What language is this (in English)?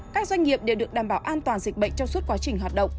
Vietnamese